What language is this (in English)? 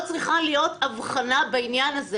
Hebrew